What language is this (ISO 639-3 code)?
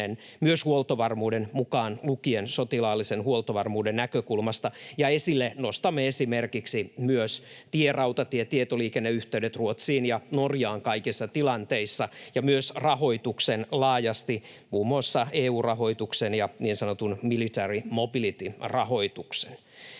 fin